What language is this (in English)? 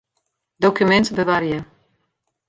Western Frisian